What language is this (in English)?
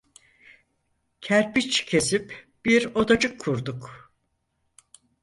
Turkish